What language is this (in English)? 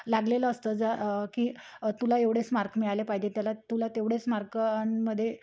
Marathi